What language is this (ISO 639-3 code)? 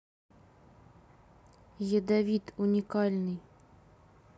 rus